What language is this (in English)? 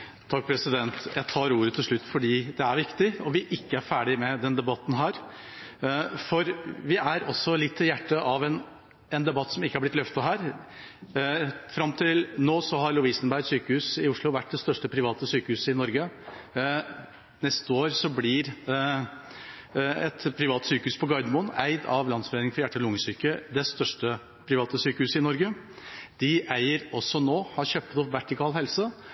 Norwegian Bokmål